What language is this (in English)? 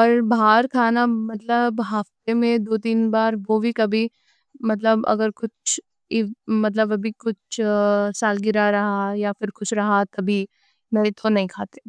Deccan